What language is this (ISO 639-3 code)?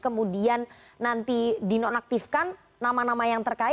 ind